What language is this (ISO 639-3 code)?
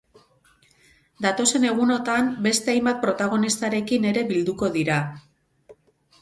eus